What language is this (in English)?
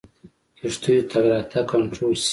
Pashto